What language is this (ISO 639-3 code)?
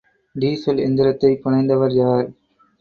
tam